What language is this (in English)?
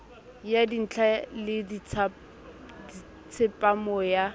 Southern Sotho